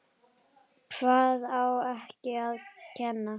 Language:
Icelandic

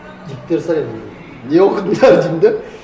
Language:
Kazakh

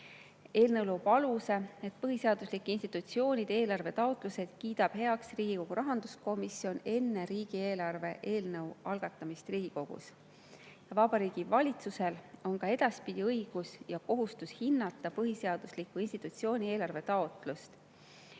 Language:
Estonian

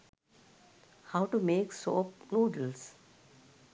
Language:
Sinhala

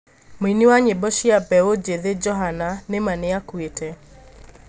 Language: Kikuyu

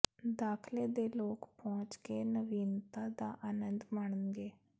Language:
Punjabi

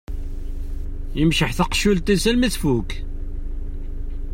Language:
Kabyle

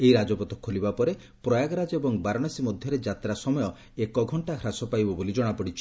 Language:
Odia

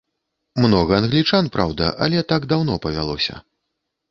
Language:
Belarusian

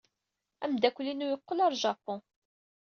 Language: Kabyle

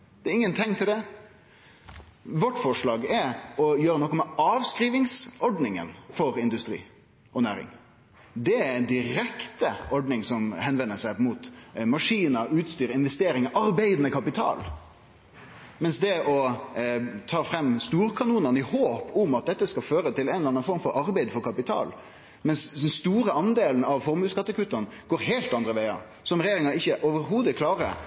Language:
Norwegian Nynorsk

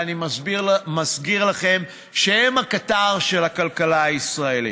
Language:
Hebrew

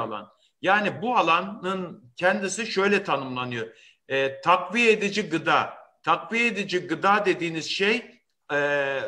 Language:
Turkish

